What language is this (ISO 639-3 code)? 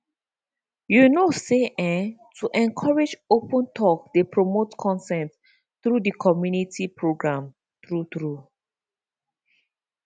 pcm